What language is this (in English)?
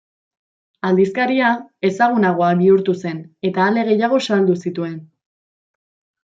Basque